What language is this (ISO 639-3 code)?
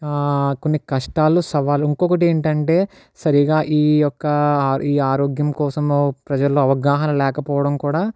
tel